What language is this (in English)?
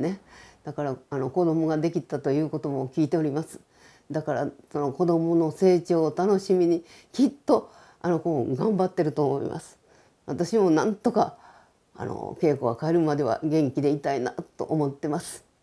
Japanese